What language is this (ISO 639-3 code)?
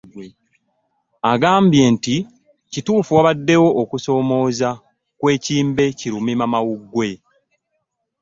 lug